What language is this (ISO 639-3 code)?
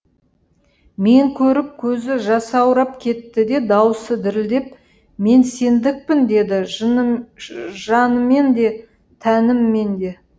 kaz